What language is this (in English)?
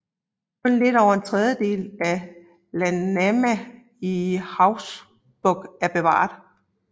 Danish